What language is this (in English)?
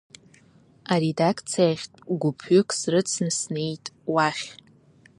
Abkhazian